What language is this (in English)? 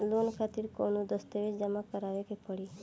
Bhojpuri